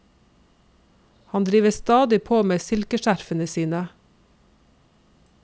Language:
Norwegian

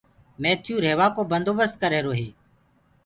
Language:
Gurgula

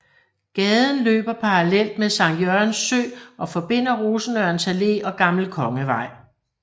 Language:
Danish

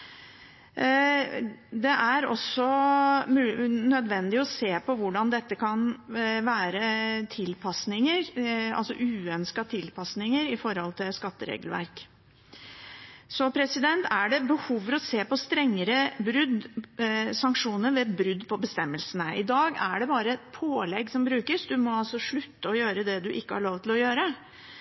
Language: Norwegian Bokmål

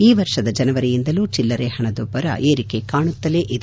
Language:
Kannada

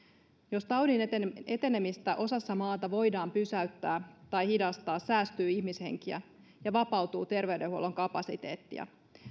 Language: Finnish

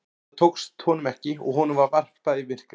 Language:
Icelandic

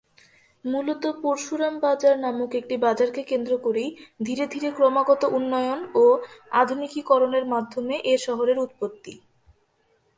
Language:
Bangla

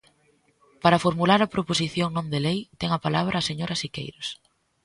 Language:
Galician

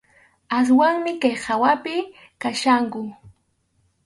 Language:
Arequipa-La Unión Quechua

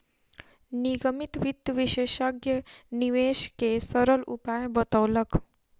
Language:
Maithili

